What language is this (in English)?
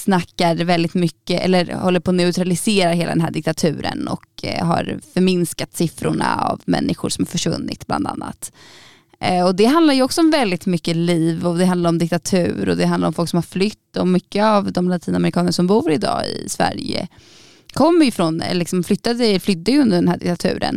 Swedish